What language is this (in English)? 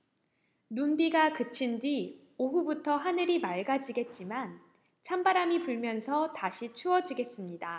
Korean